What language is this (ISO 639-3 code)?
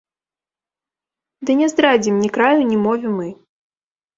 bel